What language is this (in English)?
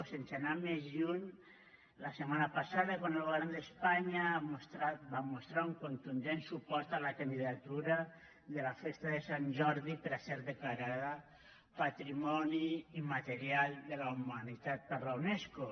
Catalan